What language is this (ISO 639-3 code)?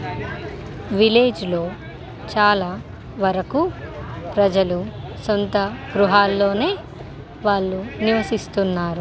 tel